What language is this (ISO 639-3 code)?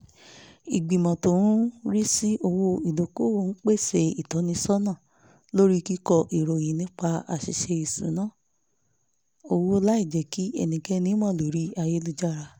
yor